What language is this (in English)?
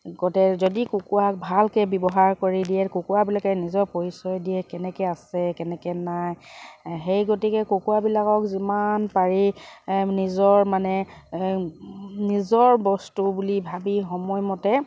Assamese